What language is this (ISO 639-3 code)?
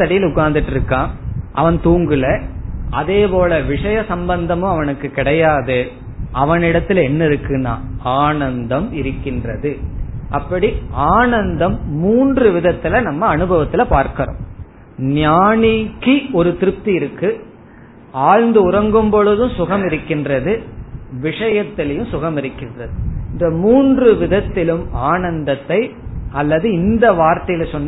tam